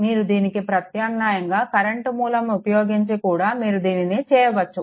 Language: Telugu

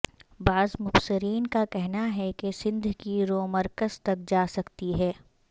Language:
Urdu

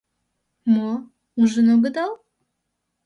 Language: Mari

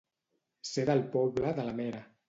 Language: Catalan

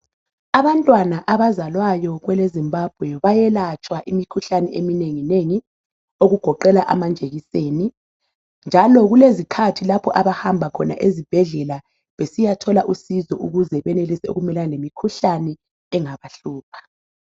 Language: North Ndebele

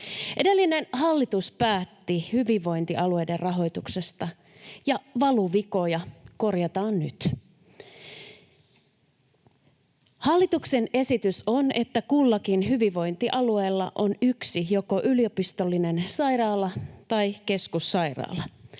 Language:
Finnish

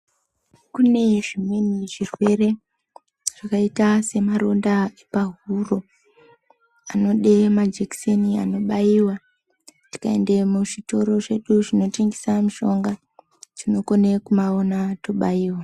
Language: Ndau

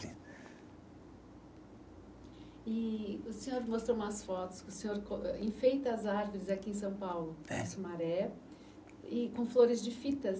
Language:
Portuguese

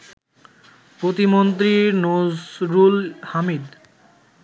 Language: Bangla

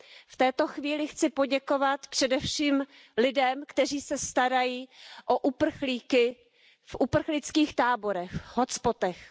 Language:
Czech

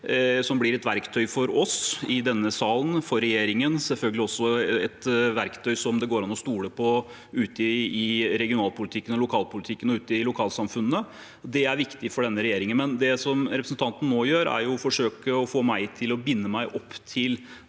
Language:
Norwegian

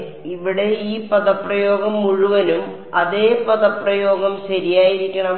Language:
Malayalam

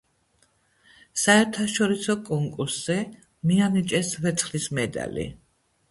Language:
Georgian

